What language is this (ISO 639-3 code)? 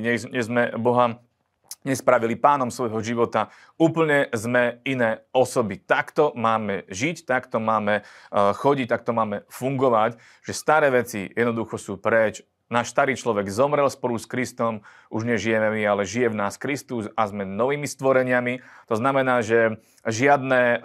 slk